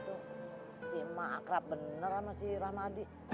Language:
Indonesian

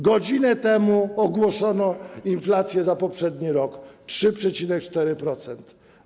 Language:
Polish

